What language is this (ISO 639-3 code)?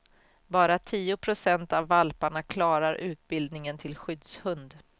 swe